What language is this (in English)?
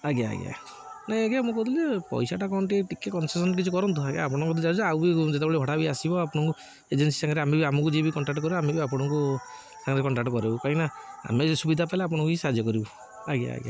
Odia